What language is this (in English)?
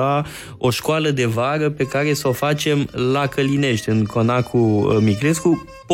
Romanian